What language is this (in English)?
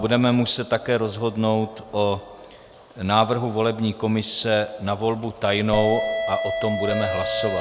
Czech